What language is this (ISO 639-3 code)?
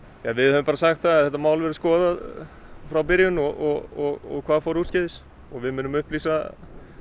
isl